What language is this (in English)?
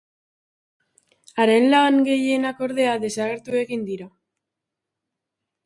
Basque